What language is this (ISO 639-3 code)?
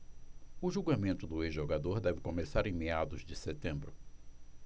por